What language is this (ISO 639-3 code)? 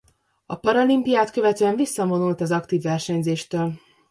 hun